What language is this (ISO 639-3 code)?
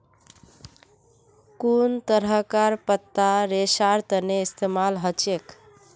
mag